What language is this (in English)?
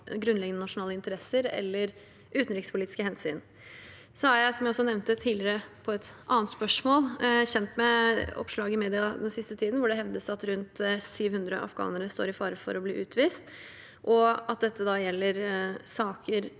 Norwegian